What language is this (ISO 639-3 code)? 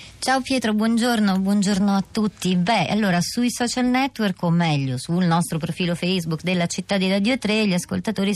ita